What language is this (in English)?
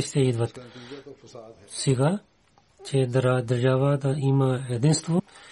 Bulgarian